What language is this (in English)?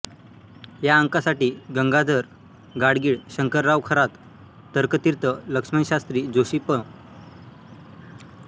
Marathi